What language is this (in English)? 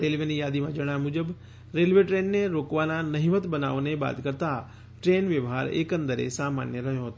Gujarati